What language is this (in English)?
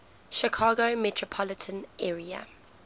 English